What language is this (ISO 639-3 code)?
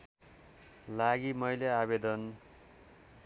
nep